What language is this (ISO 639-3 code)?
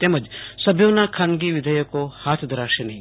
guj